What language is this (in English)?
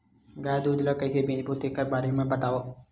Chhattisgarhi